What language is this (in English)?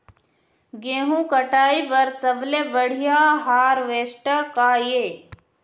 Chhattisgarhi